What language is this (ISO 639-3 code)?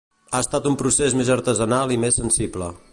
cat